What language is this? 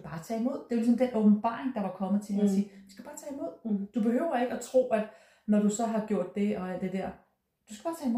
Danish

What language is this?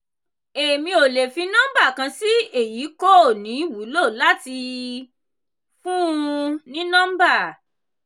Yoruba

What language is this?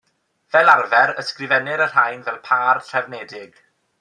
Welsh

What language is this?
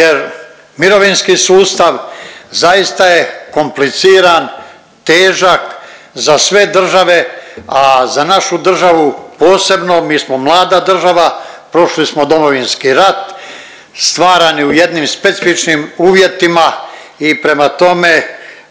Croatian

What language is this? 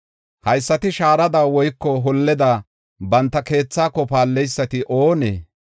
Gofa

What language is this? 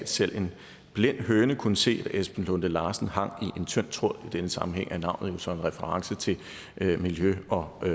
Danish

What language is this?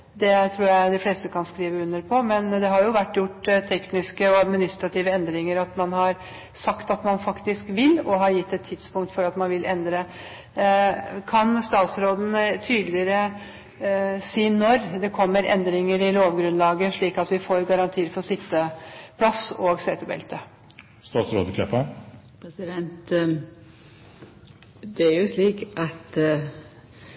Norwegian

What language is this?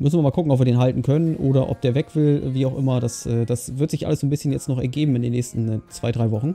German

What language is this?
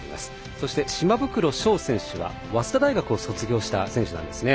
Japanese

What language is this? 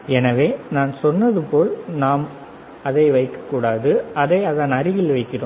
Tamil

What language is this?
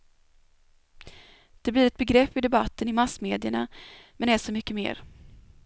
Swedish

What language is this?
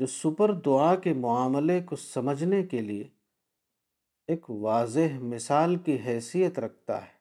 Urdu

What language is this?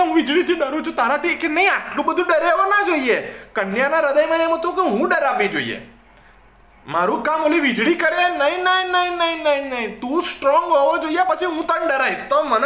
Gujarati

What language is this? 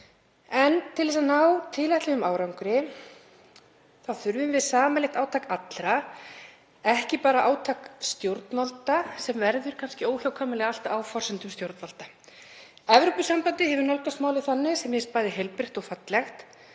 Icelandic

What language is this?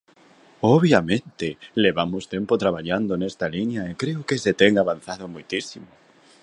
Galician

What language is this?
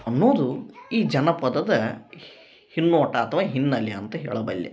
Kannada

